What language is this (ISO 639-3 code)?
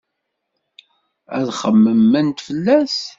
kab